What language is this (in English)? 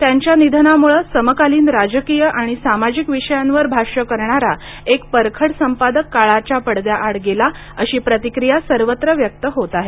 Marathi